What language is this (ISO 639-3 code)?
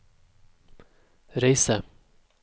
nor